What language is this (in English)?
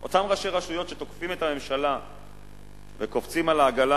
Hebrew